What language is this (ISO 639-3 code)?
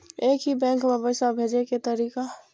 mai